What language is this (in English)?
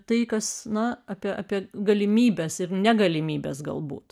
Lithuanian